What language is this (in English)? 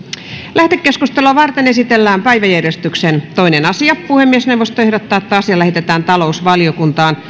Finnish